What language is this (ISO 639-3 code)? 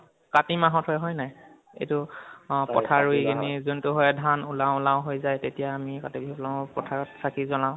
asm